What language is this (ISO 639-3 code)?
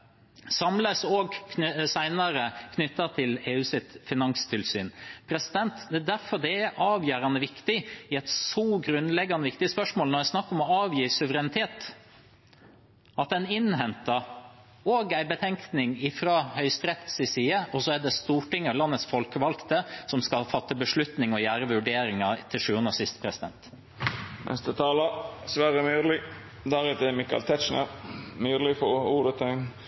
nor